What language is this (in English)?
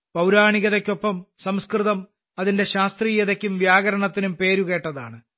Malayalam